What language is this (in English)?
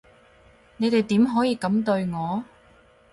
Cantonese